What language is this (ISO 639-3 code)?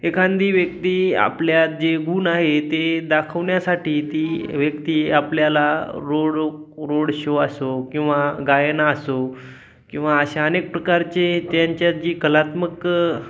mar